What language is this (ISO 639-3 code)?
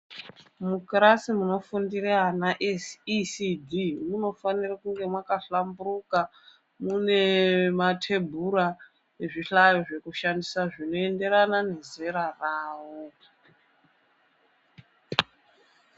ndc